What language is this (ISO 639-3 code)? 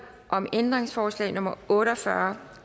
dan